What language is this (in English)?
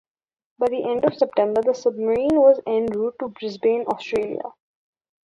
English